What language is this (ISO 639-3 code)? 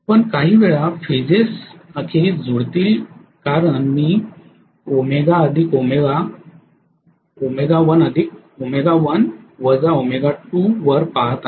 mar